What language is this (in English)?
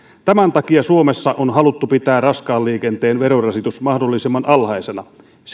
Finnish